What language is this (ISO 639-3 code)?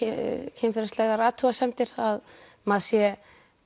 isl